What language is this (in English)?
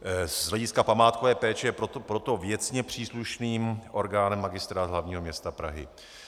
Czech